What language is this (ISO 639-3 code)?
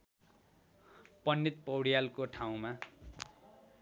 nep